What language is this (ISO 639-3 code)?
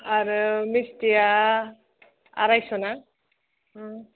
brx